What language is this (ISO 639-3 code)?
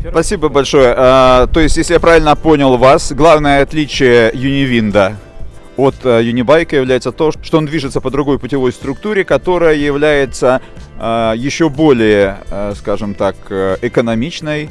rus